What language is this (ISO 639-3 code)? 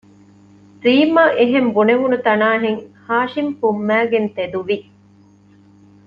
div